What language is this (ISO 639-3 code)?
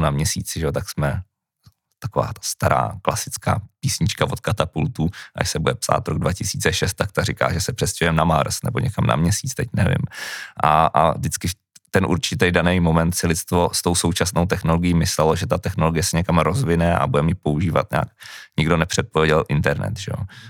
ces